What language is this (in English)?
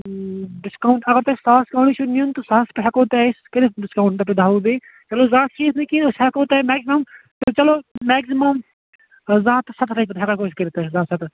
Kashmiri